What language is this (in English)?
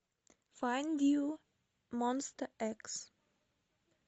Russian